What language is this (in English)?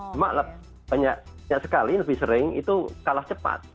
Indonesian